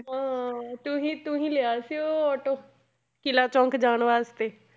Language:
Punjabi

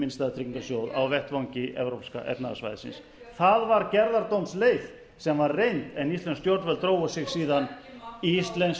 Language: Icelandic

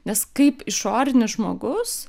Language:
Lithuanian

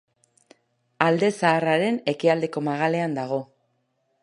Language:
Basque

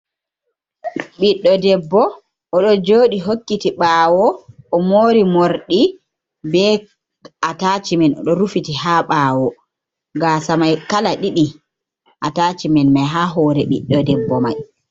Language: Fula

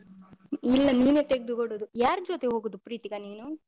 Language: Kannada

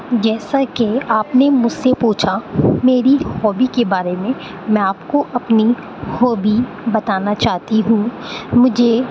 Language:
Urdu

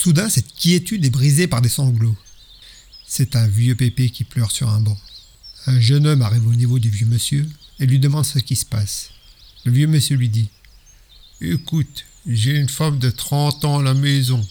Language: French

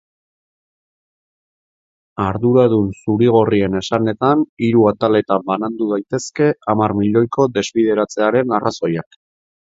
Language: Basque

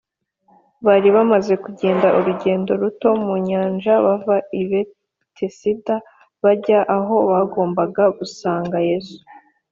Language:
Kinyarwanda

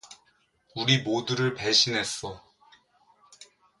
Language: Korean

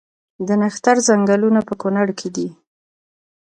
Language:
Pashto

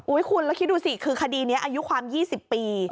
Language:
Thai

